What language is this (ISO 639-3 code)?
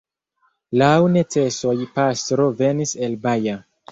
epo